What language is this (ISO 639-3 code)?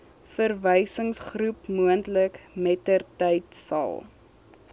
afr